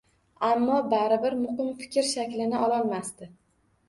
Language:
Uzbek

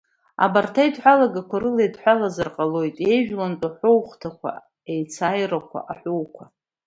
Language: Abkhazian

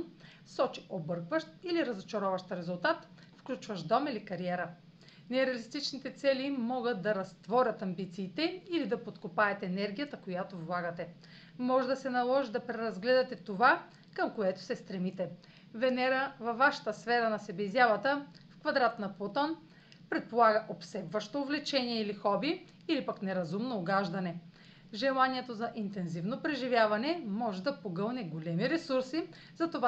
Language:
Bulgarian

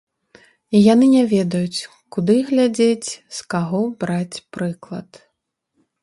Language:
Belarusian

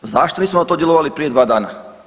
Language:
Croatian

